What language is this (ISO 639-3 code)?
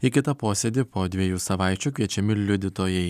lit